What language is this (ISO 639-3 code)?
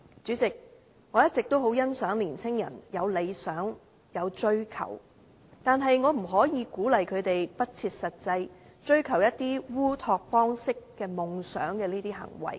yue